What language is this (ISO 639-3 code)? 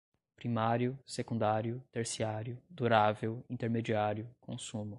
por